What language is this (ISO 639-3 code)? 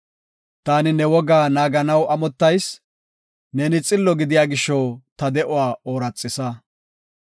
gof